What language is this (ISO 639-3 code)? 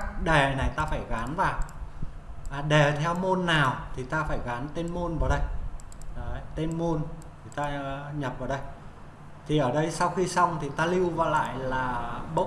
vie